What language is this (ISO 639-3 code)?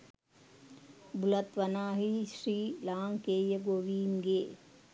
sin